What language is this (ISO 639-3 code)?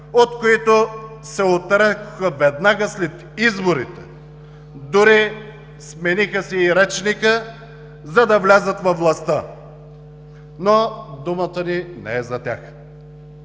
bul